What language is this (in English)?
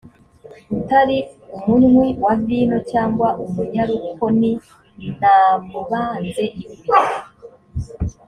Kinyarwanda